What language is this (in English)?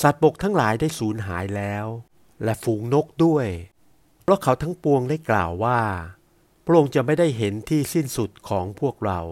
Thai